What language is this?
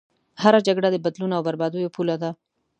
Pashto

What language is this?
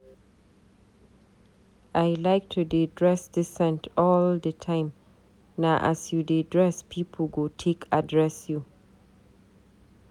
Nigerian Pidgin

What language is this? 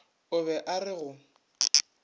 Northern Sotho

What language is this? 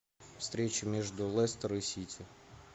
Russian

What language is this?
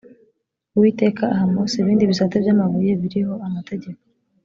Kinyarwanda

